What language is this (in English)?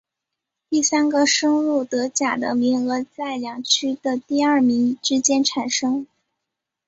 Chinese